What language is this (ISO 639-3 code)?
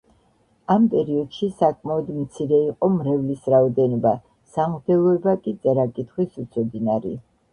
kat